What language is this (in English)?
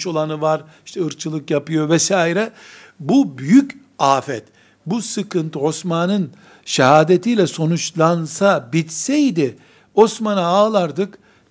Turkish